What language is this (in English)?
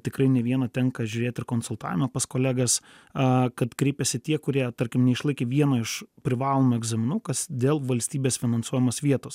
Lithuanian